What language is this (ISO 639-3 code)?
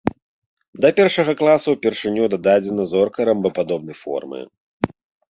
bel